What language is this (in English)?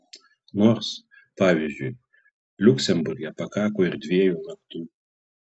Lithuanian